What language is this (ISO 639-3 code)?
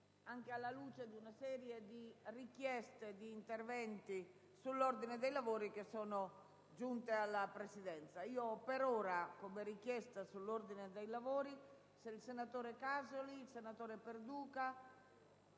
ita